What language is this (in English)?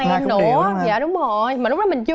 Vietnamese